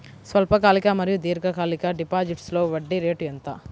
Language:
Telugu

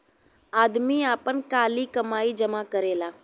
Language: Bhojpuri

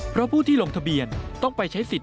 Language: Thai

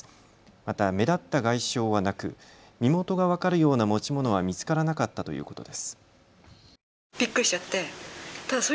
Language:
Japanese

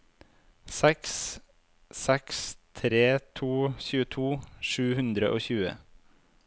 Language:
Norwegian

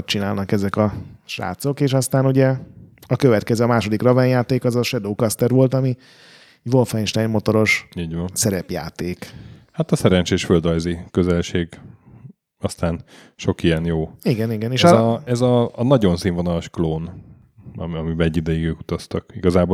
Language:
Hungarian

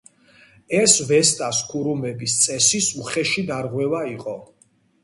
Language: Georgian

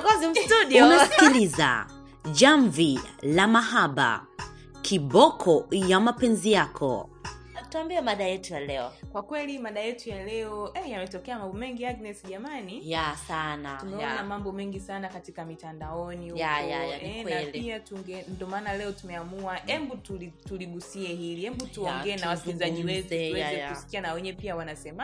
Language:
Swahili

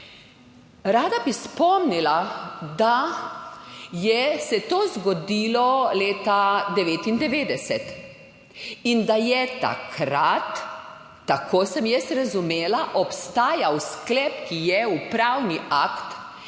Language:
Slovenian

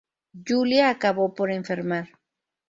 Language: Spanish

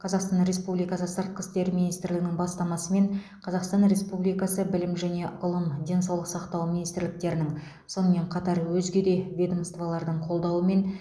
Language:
Kazakh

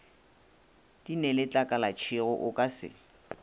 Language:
Northern Sotho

